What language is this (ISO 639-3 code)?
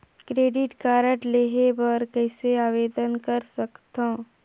hne